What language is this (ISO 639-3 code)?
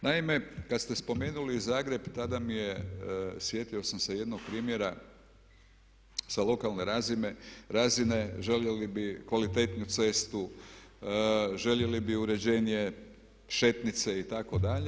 hrv